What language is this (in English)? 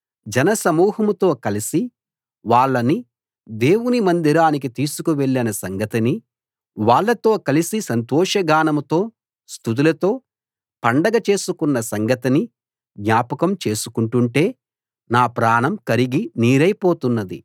Telugu